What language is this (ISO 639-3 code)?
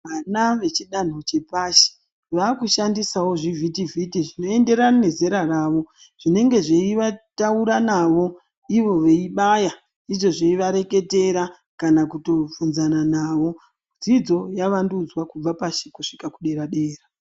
ndc